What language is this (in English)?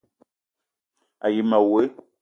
Eton (Cameroon)